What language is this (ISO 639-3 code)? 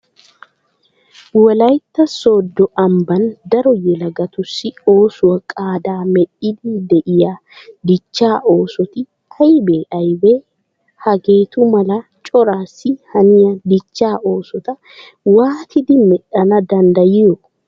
wal